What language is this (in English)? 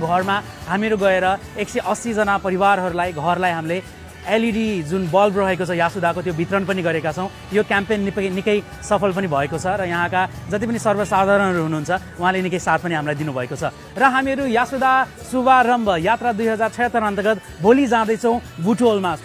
Hindi